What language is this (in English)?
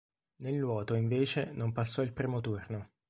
Italian